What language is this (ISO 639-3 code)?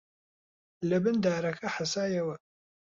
ckb